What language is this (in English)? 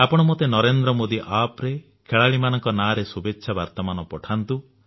Odia